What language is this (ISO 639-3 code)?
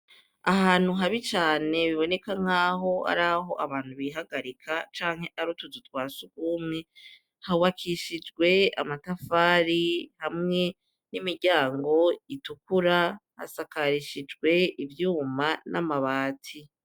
run